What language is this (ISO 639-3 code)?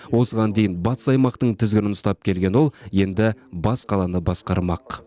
kaz